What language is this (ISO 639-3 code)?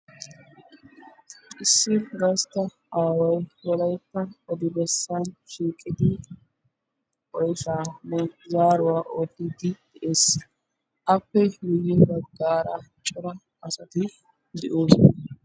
wal